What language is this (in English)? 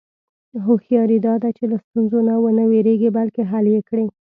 Pashto